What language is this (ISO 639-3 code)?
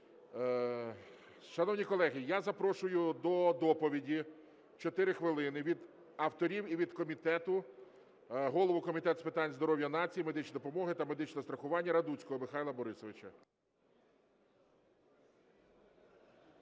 ukr